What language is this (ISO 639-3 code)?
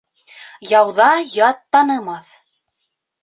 bak